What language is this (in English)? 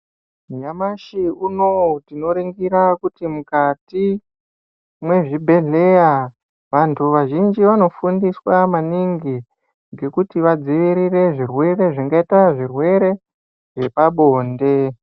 Ndau